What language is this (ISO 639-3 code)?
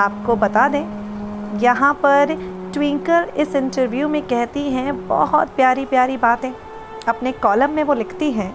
hin